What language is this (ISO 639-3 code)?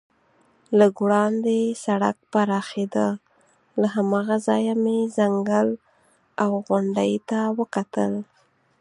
pus